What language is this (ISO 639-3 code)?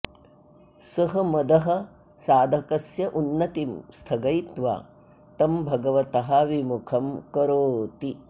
san